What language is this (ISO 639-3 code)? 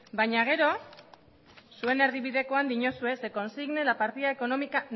eus